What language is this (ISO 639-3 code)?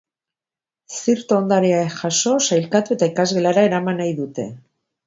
eus